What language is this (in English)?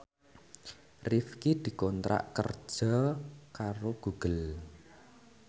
Javanese